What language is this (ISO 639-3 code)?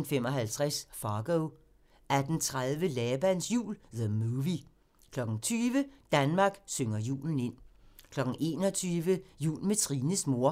dan